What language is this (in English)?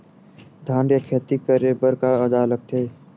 Chhattisgarhi